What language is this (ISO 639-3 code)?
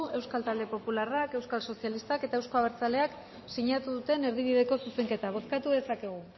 eus